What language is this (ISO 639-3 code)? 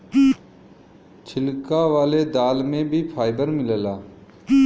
bho